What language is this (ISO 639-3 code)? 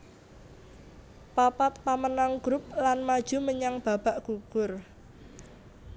jav